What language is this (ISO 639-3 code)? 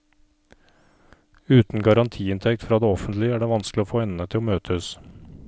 nor